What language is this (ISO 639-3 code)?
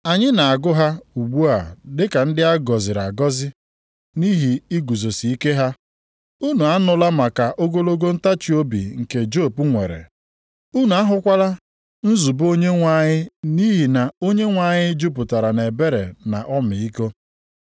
ibo